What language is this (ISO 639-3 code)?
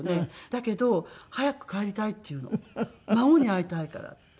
jpn